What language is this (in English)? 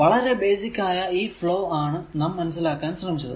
Malayalam